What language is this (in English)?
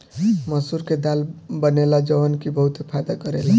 Bhojpuri